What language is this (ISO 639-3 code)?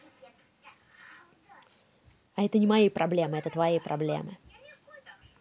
rus